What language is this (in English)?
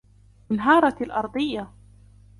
Arabic